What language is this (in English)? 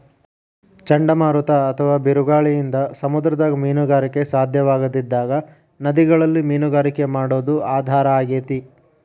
Kannada